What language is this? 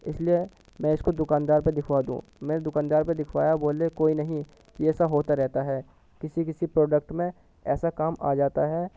Urdu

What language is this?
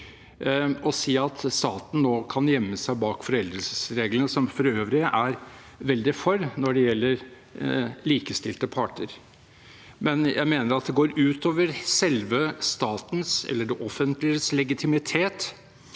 Norwegian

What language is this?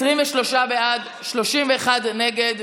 Hebrew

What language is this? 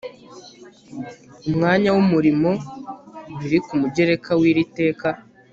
Kinyarwanda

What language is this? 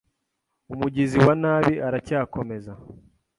Kinyarwanda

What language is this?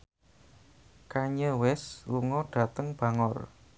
Javanese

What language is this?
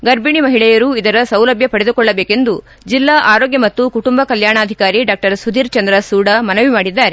Kannada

